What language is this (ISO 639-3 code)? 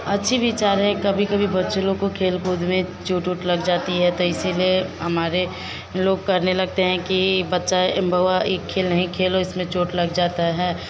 hin